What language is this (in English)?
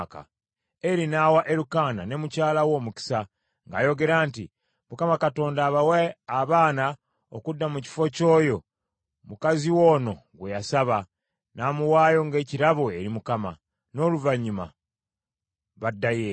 Ganda